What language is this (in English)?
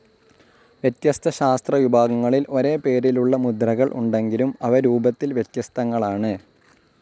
Malayalam